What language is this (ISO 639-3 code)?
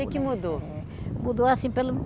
por